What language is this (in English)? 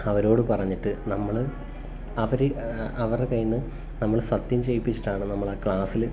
Malayalam